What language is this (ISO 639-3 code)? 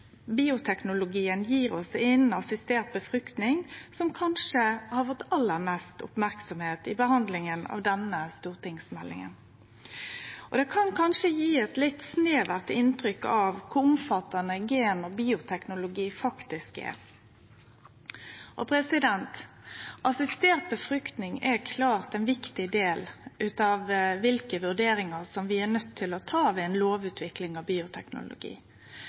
nno